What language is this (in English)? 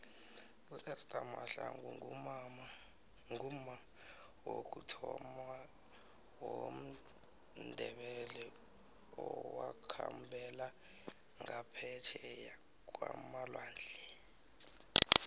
South Ndebele